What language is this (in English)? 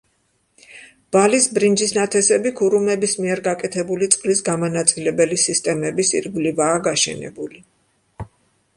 Georgian